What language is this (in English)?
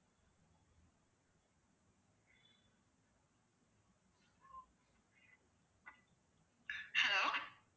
Tamil